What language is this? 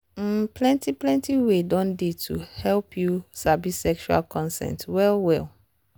Nigerian Pidgin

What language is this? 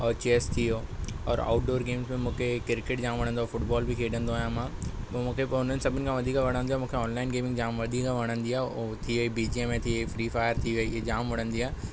Sindhi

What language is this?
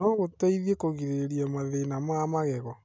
Kikuyu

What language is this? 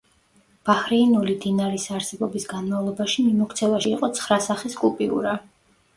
Georgian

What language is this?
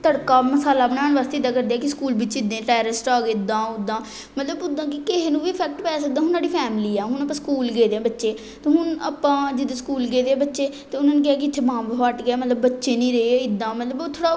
Punjabi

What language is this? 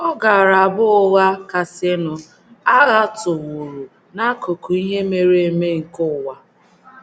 Igbo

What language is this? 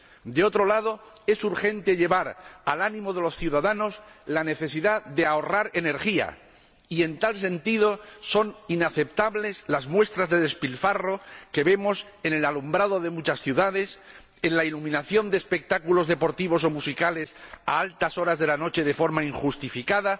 Spanish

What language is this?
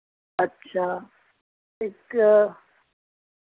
Dogri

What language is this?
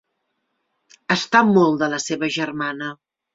Catalan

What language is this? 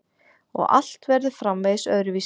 Icelandic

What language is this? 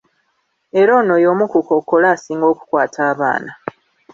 Ganda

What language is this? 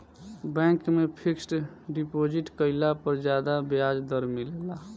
Bhojpuri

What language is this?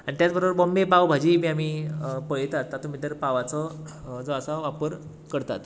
Konkani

